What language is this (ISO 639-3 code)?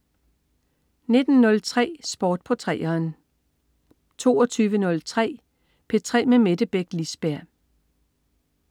dan